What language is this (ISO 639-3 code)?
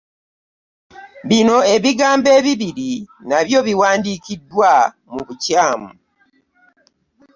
lug